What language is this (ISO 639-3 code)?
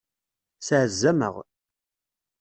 kab